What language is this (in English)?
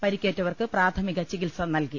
Malayalam